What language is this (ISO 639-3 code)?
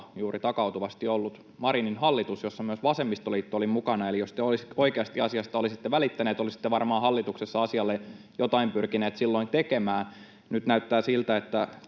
fin